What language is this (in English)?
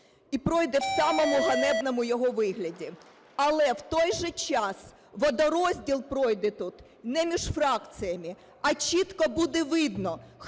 Ukrainian